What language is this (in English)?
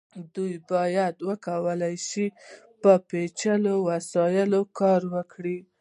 Pashto